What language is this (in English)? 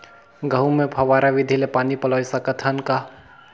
Chhattisgarhi